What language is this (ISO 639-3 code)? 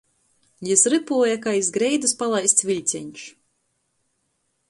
ltg